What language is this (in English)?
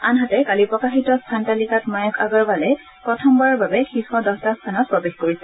Assamese